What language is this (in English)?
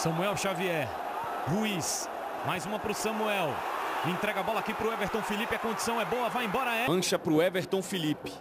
Portuguese